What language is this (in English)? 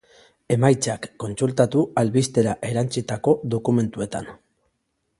Basque